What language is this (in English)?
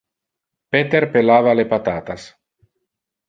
Interlingua